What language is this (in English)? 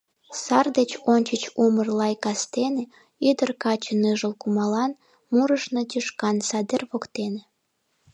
Mari